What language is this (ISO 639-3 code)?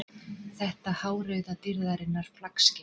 isl